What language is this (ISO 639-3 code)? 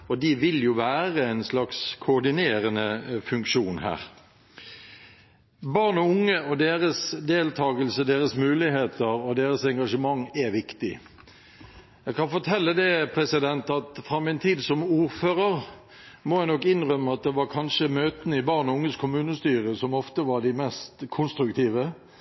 nob